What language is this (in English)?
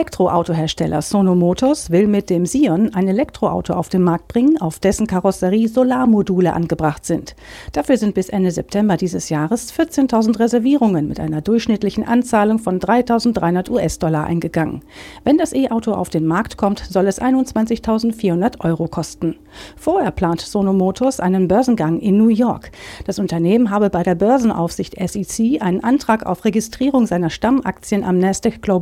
German